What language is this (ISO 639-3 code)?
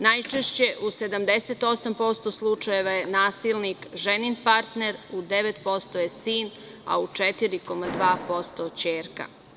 srp